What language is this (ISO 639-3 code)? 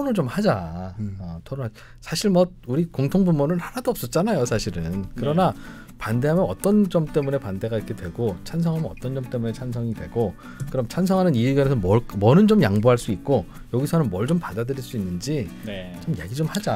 kor